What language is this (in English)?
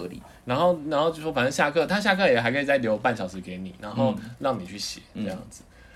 Chinese